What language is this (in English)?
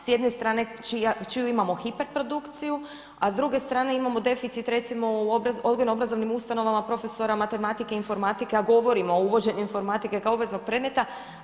Croatian